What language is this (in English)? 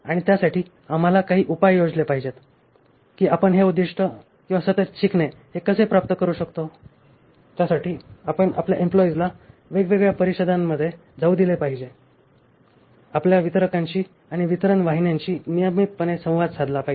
Marathi